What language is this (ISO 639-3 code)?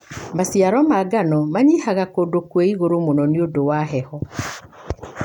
kik